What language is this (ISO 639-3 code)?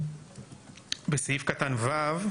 heb